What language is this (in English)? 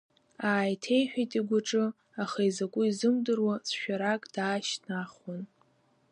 Abkhazian